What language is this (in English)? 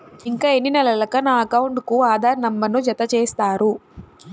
Telugu